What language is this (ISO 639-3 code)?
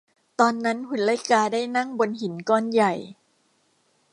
tha